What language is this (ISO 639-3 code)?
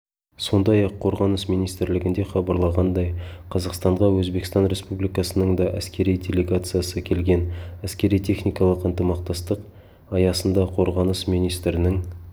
kaz